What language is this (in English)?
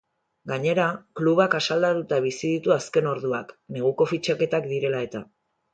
Basque